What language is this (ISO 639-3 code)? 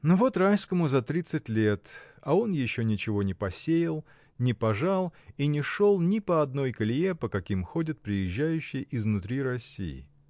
rus